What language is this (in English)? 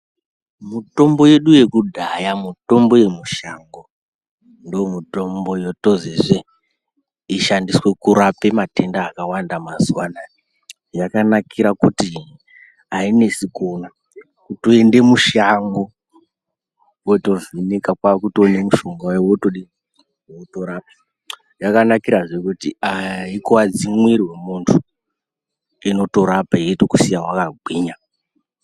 Ndau